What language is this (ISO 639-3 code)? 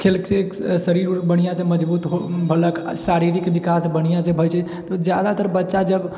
mai